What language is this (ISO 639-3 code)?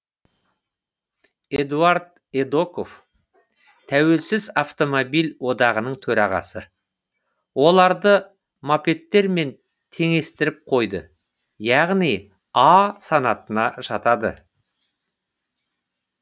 kaz